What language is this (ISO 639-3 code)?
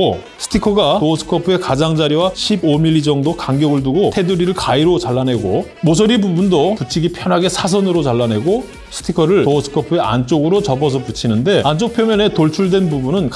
kor